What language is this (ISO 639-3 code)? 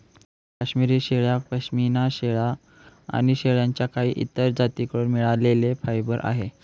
mar